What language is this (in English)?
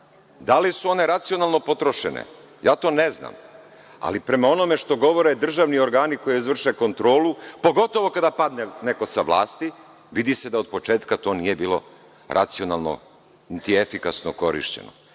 Serbian